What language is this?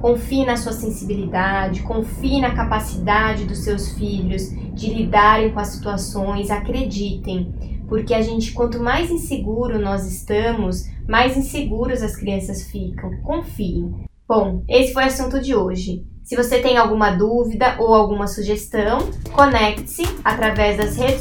Portuguese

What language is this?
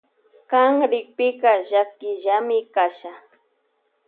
Loja Highland Quichua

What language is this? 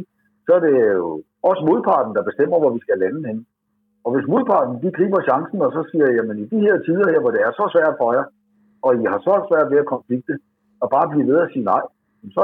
Danish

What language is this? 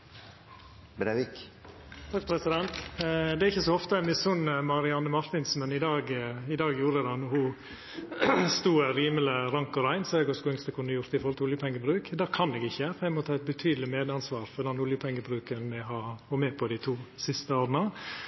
Norwegian Nynorsk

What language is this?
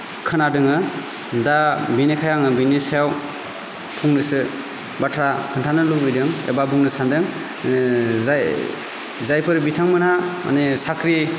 Bodo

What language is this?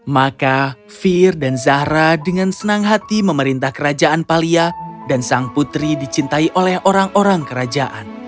Indonesian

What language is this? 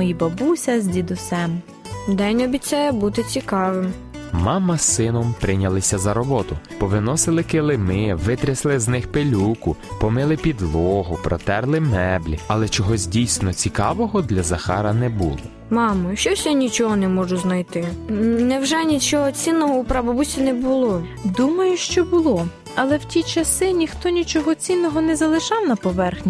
Ukrainian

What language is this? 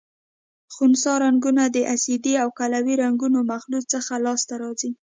Pashto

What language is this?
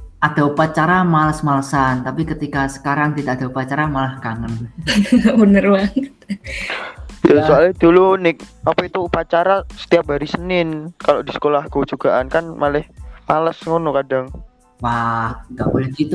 Indonesian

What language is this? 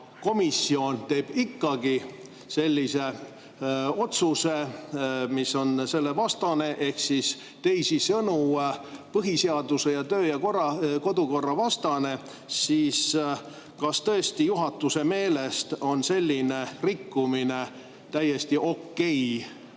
Estonian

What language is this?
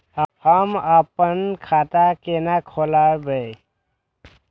Maithili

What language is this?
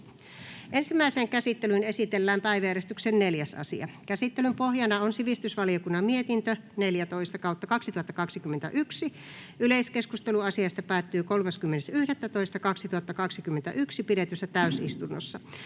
Finnish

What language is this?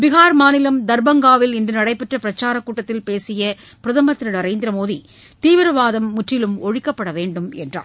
Tamil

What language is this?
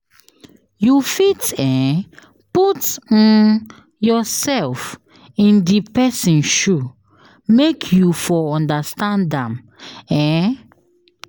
Nigerian Pidgin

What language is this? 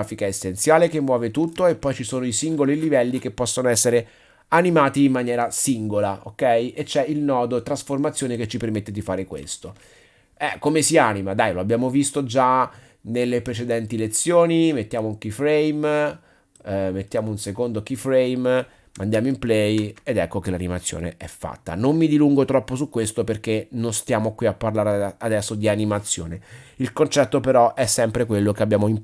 Italian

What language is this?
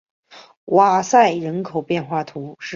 Chinese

